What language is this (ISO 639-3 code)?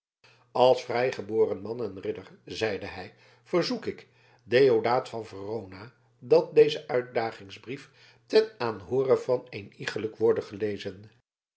nld